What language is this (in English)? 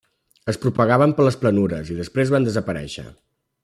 Catalan